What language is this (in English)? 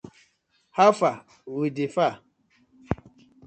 Nigerian Pidgin